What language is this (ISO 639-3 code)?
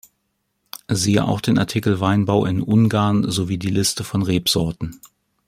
deu